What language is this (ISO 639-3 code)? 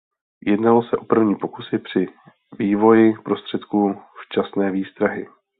ces